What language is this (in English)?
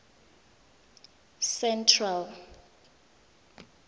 Tswana